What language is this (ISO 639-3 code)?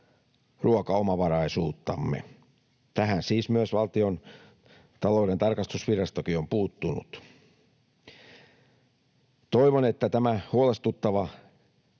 fin